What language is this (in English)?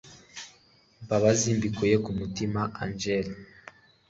Kinyarwanda